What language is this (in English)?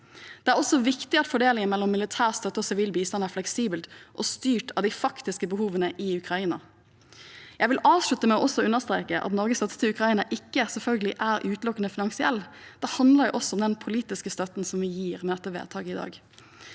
Norwegian